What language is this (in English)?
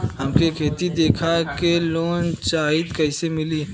Bhojpuri